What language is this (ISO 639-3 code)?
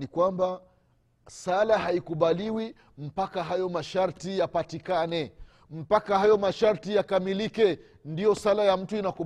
swa